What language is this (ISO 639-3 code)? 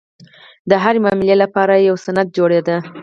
pus